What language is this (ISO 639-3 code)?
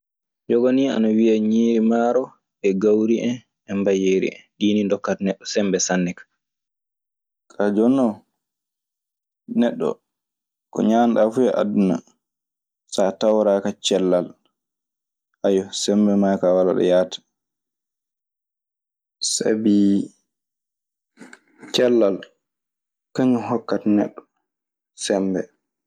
ffm